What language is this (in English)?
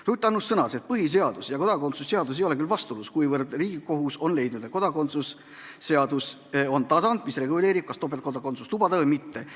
Estonian